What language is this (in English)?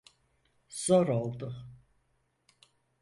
Turkish